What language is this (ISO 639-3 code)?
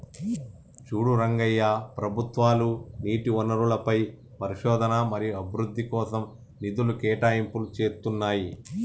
tel